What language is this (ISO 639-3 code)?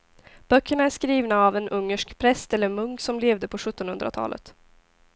swe